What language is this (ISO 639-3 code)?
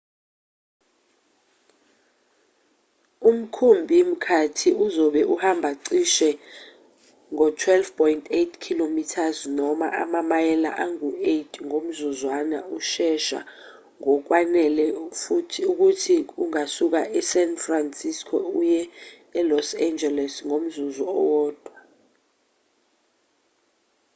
zul